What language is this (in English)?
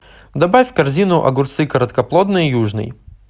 Russian